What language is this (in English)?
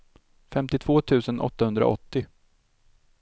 Swedish